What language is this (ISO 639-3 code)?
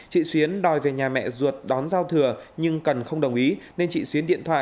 vie